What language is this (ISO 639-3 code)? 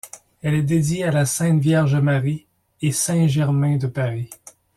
fra